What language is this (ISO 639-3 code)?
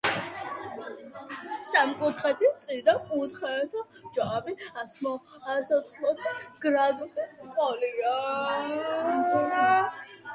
kat